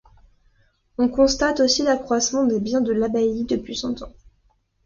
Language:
French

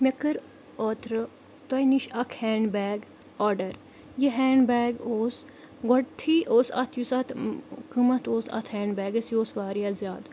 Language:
Kashmiri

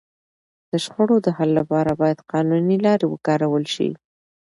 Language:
Pashto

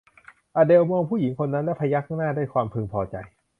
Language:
Thai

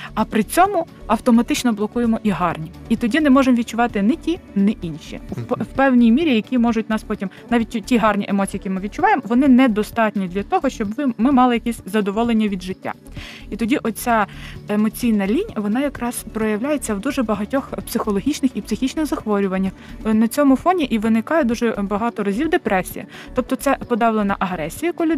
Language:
Ukrainian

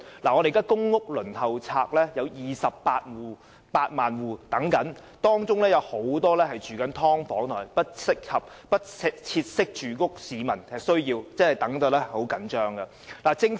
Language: Cantonese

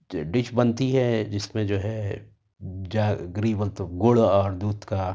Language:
Urdu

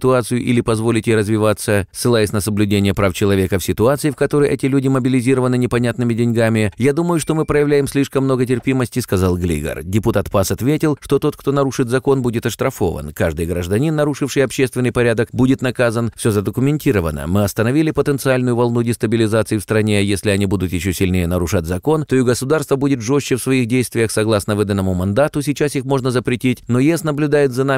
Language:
Russian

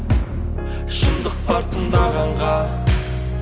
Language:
Kazakh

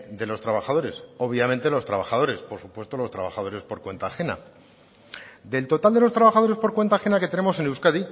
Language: Spanish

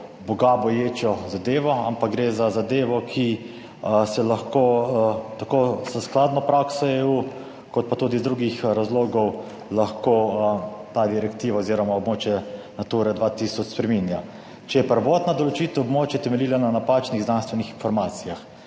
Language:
Slovenian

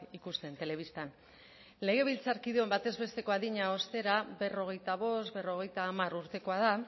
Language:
Basque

